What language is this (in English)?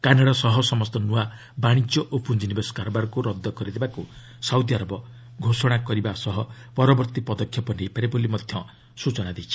Odia